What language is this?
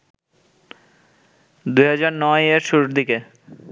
Bangla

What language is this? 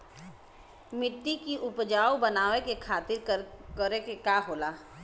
Bhojpuri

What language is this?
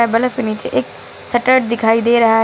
Hindi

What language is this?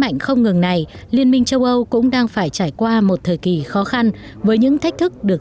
Vietnamese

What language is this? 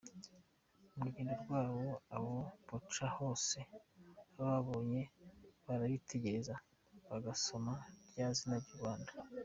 Kinyarwanda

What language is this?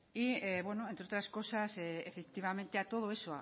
Spanish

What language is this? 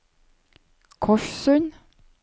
Norwegian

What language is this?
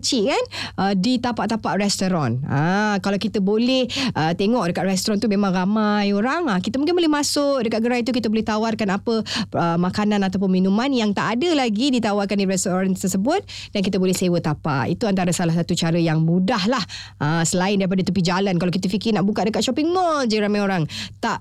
Malay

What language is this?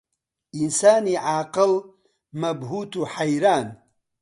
Central Kurdish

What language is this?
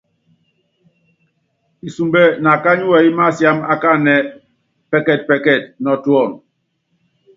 Yangben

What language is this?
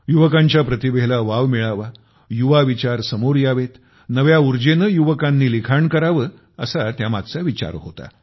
Marathi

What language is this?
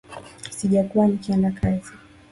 Swahili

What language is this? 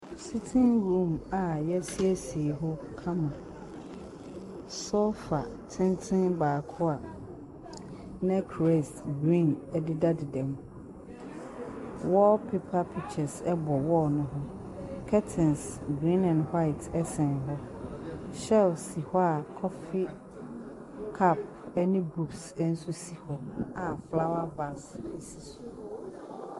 Akan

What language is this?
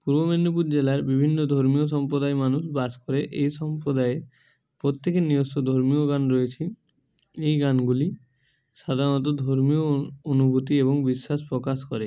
Bangla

